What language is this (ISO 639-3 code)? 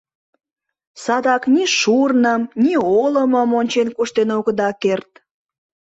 chm